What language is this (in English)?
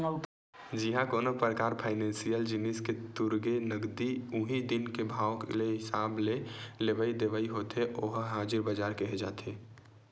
Chhattisgarhi